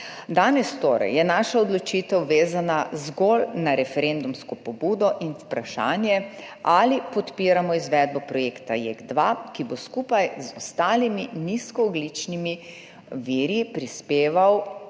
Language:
Slovenian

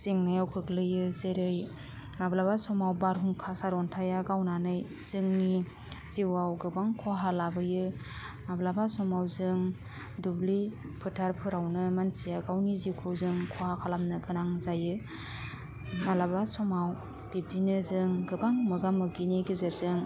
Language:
Bodo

